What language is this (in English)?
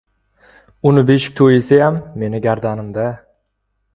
Uzbek